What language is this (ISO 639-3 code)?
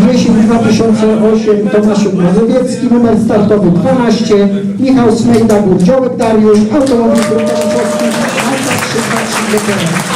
pol